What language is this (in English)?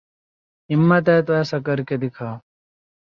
Urdu